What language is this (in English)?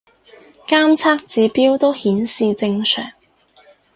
Cantonese